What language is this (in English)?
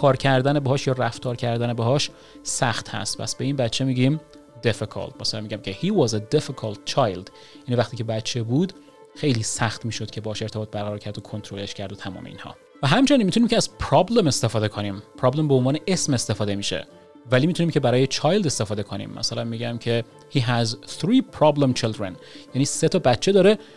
Persian